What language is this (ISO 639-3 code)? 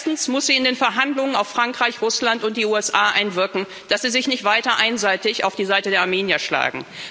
deu